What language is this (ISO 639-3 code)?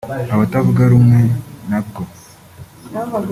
kin